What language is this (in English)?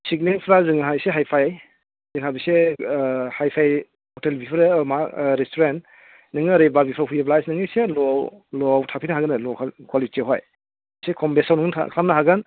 Bodo